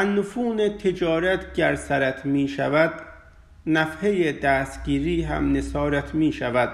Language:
Persian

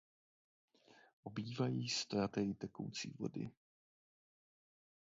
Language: Czech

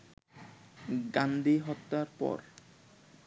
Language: Bangla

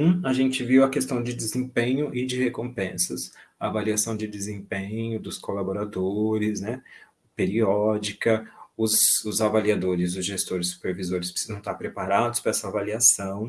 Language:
Portuguese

